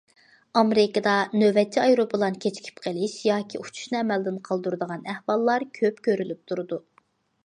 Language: Uyghur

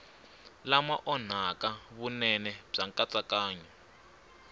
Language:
Tsonga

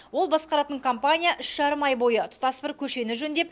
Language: Kazakh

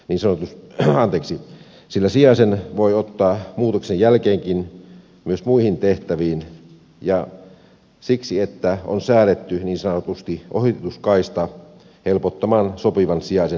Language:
Finnish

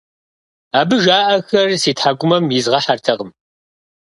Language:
Kabardian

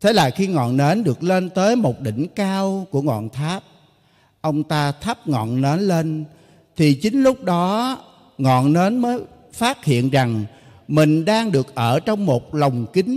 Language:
Vietnamese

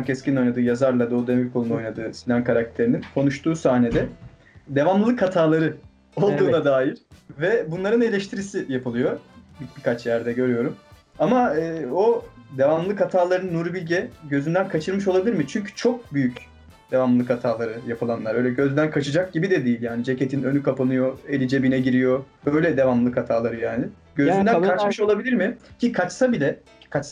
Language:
Turkish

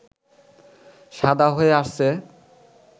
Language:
Bangla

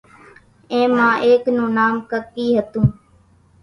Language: Kachi Koli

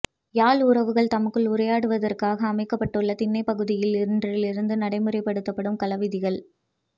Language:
Tamil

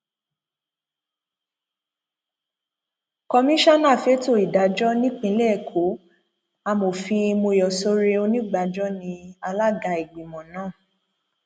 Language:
Yoruba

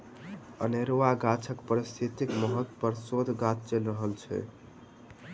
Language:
Maithili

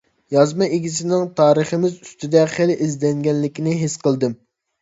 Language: Uyghur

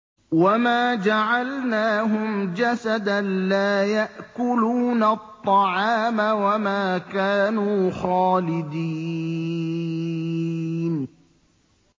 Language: Arabic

